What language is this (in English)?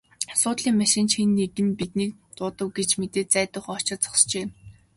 Mongolian